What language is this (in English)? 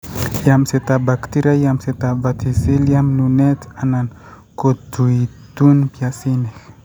Kalenjin